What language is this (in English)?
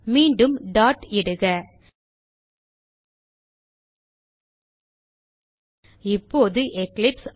Tamil